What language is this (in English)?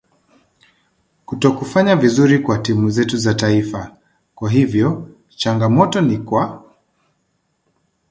Swahili